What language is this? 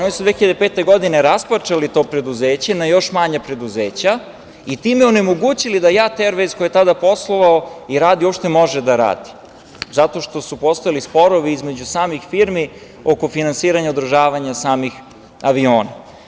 Serbian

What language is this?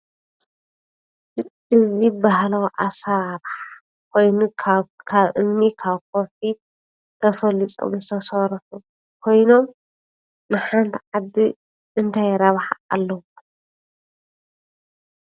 Tigrinya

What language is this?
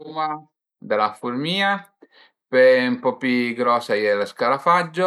Piedmontese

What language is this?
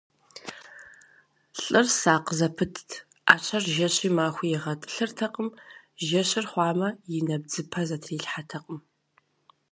Kabardian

